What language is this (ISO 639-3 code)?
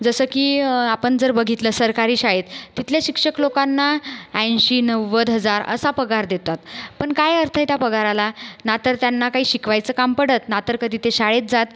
mar